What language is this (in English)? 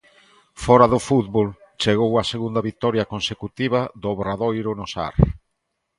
Galician